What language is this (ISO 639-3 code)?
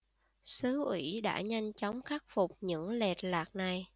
vie